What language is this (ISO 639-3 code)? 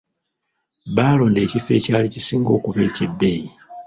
lug